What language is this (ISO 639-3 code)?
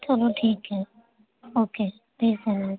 urd